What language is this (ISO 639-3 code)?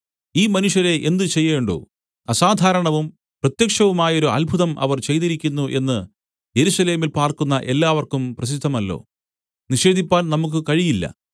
mal